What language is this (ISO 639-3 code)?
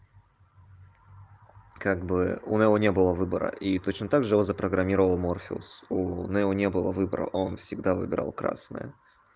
rus